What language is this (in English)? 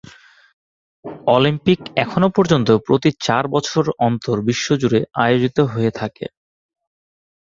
Bangla